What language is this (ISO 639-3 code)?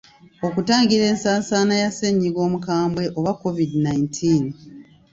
lug